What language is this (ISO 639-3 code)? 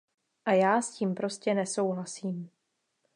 ces